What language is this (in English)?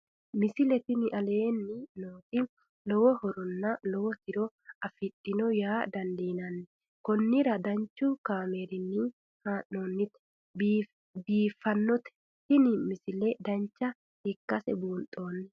Sidamo